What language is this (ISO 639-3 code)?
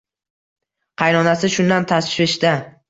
uzb